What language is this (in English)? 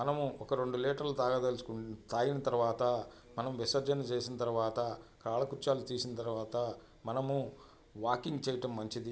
Telugu